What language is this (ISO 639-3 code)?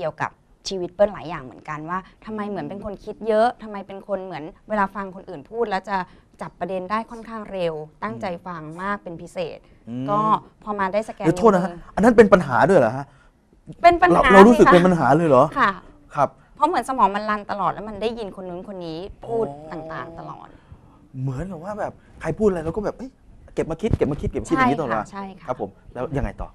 tha